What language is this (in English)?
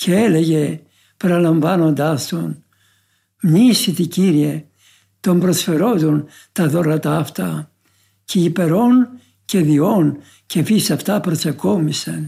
Greek